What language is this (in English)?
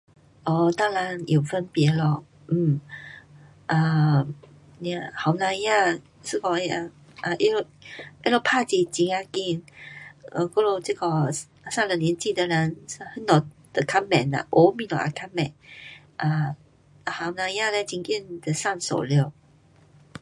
Pu-Xian Chinese